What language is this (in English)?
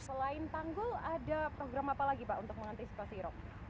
Indonesian